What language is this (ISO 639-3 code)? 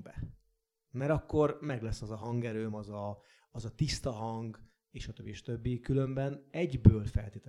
hun